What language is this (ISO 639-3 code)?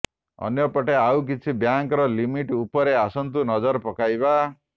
ori